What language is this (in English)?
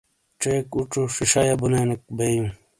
Shina